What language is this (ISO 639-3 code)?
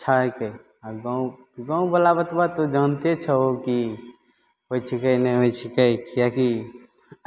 mai